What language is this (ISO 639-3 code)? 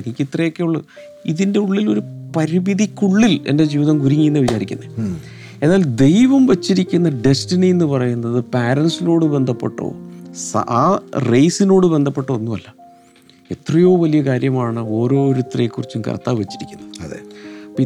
mal